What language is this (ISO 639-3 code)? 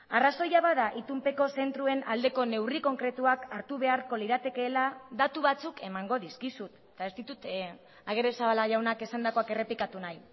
eus